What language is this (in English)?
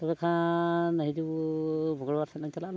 Santali